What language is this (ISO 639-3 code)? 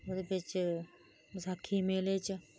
doi